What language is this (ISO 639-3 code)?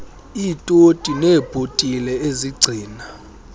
xho